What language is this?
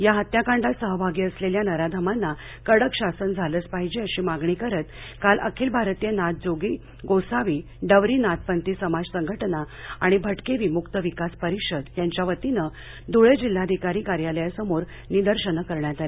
Marathi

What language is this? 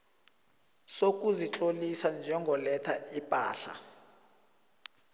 South Ndebele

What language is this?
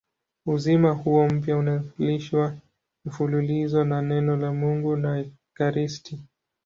Swahili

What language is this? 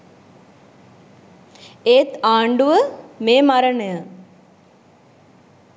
Sinhala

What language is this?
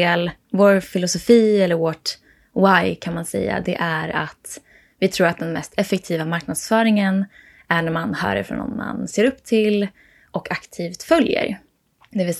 Swedish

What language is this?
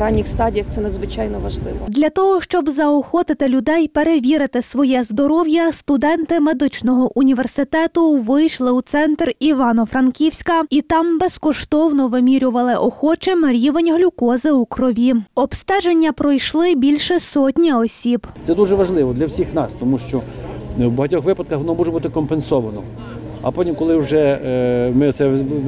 Ukrainian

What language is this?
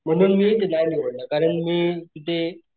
Marathi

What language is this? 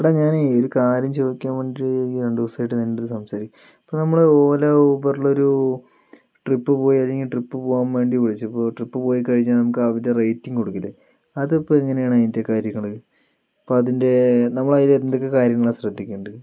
Malayalam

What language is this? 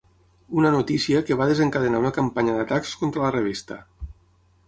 Catalan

